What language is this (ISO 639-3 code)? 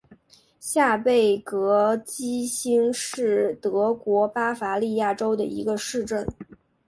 zho